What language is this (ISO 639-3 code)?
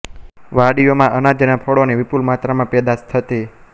guj